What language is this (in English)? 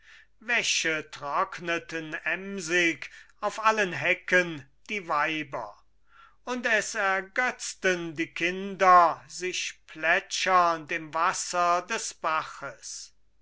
German